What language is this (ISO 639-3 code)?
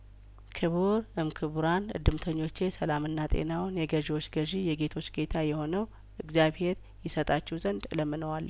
amh